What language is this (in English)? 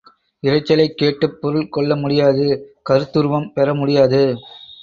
Tamil